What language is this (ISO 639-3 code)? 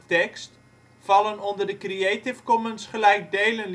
nld